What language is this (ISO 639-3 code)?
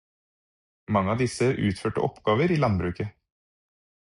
nob